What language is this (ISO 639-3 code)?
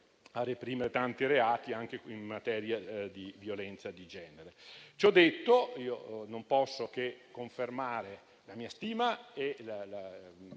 ita